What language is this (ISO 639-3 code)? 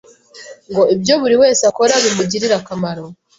kin